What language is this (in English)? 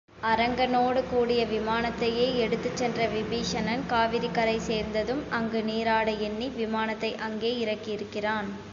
Tamil